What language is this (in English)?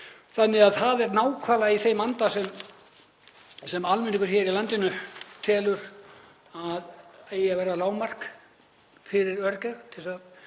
Icelandic